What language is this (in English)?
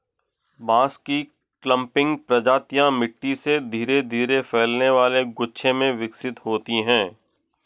Hindi